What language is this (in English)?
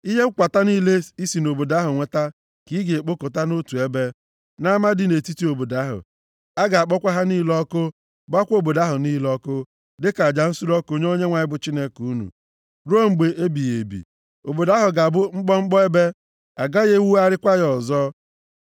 Igbo